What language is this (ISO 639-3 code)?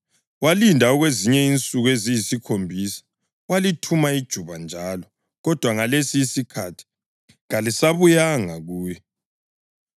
nde